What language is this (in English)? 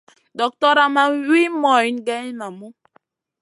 Masana